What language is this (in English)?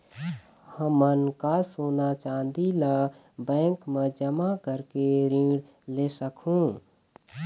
Chhattisgarhi